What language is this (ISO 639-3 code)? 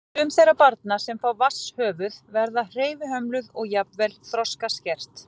isl